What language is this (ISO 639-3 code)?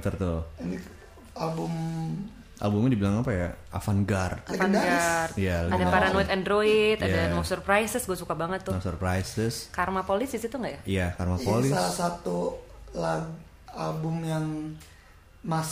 ind